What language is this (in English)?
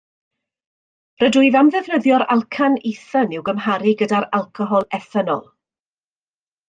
Welsh